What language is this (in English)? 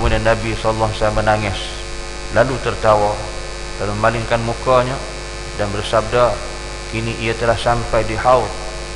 Malay